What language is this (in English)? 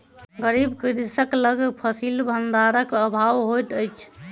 Maithili